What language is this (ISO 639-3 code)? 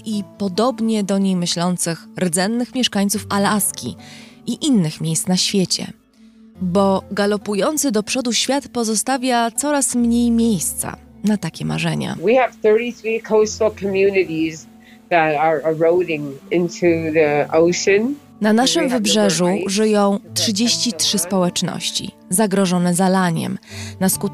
pol